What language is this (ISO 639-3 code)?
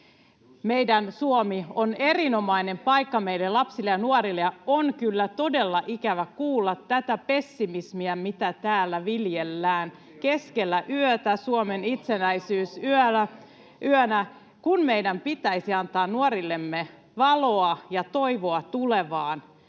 fin